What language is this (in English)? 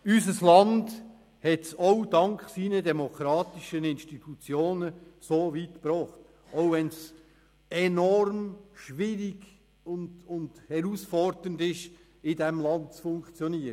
Swiss German